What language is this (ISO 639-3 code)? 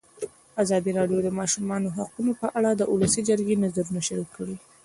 pus